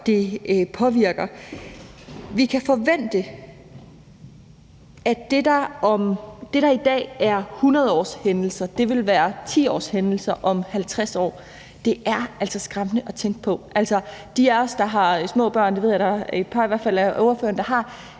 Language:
Danish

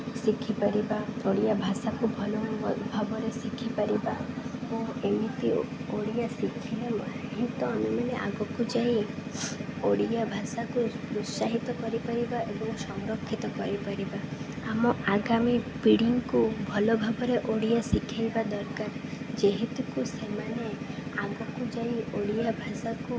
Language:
Odia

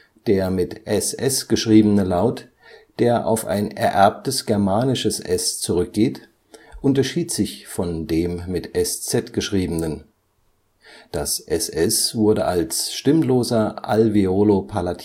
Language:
German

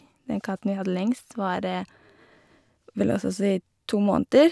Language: Norwegian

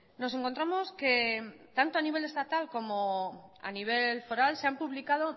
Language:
Spanish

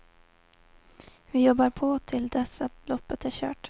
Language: Swedish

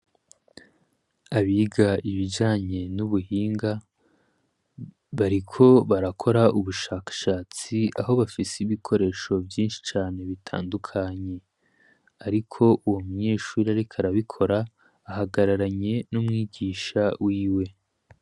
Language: Rundi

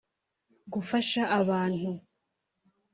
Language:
Kinyarwanda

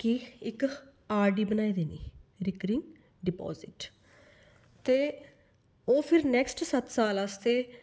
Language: Dogri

